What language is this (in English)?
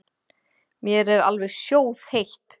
Icelandic